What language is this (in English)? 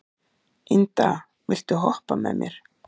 Icelandic